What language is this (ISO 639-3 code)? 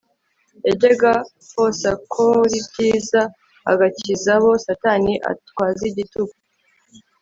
kin